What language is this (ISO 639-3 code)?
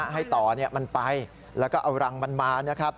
tha